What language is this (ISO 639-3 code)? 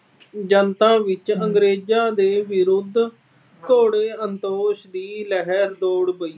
pan